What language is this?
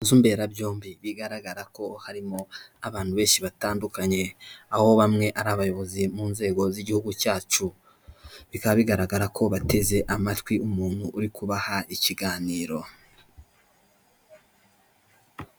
Kinyarwanda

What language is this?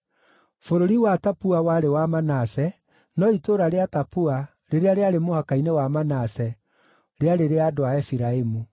Kikuyu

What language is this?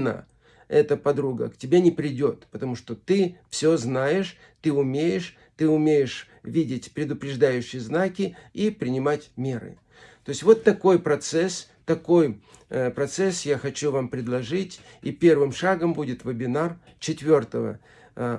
Russian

